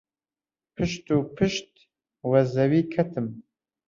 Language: Central Kurdish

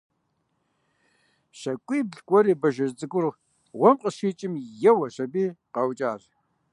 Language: Kabardian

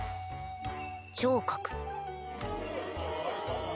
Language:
Japanese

